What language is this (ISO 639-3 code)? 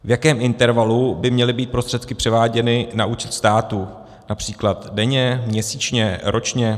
ces